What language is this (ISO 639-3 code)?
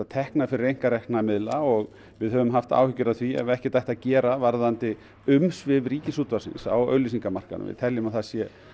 isl